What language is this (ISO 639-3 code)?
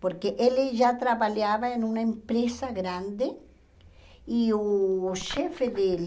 por